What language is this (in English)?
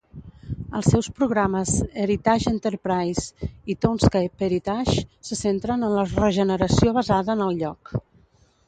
Catalan